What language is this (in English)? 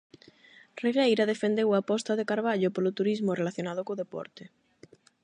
Galician